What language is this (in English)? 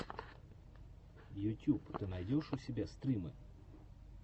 Russian